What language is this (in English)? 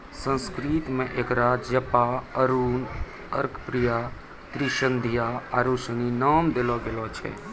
Maithili